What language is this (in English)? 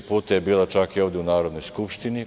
Serbian